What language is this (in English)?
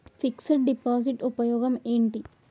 Telugu